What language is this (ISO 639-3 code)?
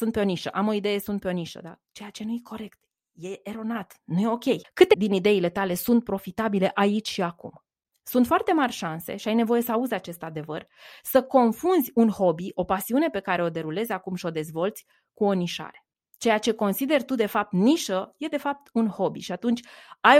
ron